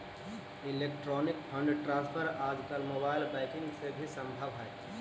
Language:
Magahi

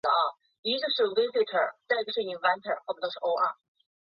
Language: Chinese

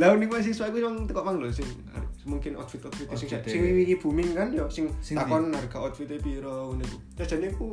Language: Indonesian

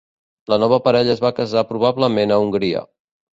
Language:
Catalan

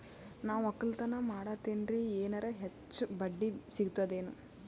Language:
Kannada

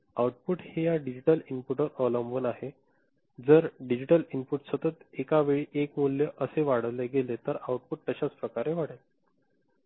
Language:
Marathi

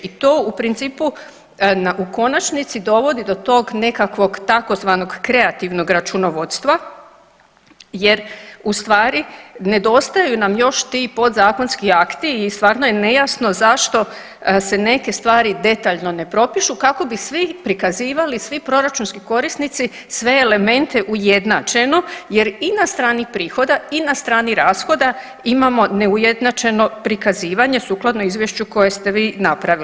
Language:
Croatian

